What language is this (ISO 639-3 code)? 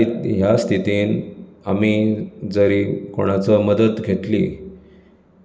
kok